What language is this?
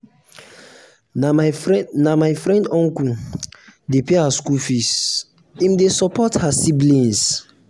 Nigerian Pidgin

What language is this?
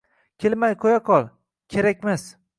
Uzbek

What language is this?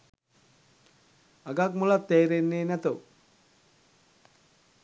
Sinhala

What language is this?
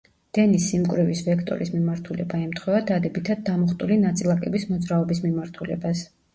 Georgian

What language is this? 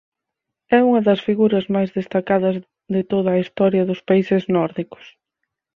Galician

